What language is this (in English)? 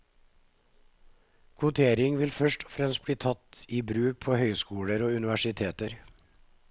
Norwegian